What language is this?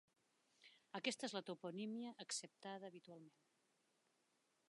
Catalan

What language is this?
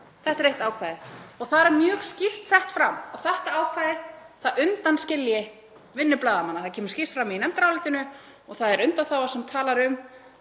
Icelandic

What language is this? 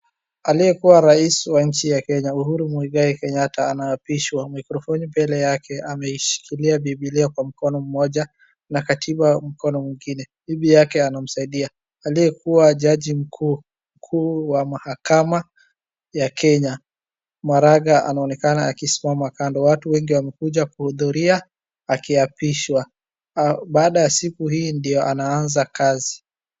Swahili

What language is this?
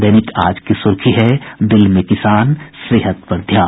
Hindi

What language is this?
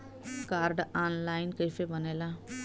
Bhojpuri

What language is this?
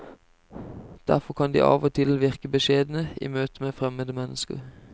Norwegian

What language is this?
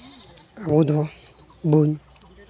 Santali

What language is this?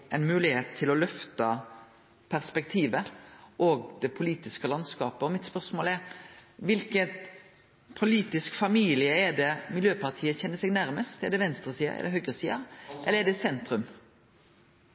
Norwegian Nynorsk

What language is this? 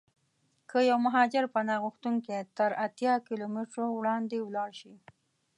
Pashto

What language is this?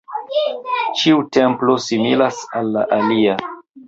Esperanto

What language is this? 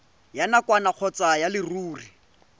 Tswana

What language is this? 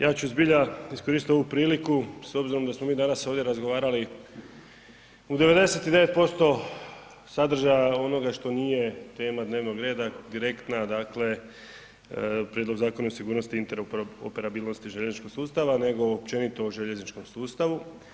Croatian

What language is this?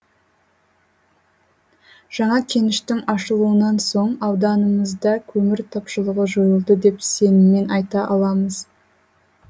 Kazakh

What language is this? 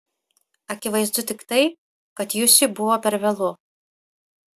Lithuanian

